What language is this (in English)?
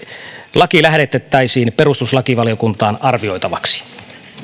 Finnish